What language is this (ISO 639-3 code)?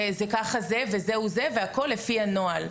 heb